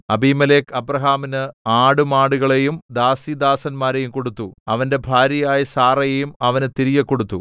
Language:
Malayalam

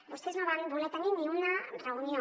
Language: Catalan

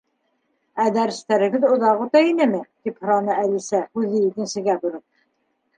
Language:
Bashkir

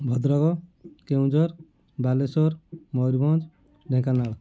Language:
Odia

